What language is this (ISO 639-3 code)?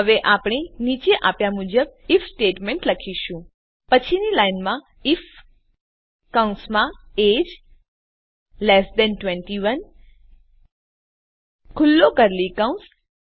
guj